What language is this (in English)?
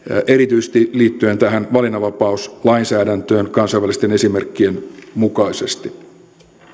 Finnish